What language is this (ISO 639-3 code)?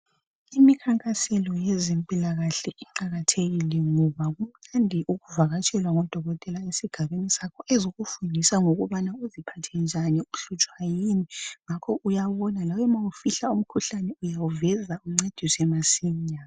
nde